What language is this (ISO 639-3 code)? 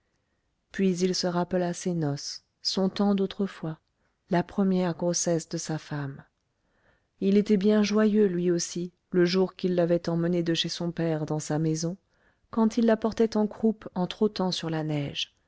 fra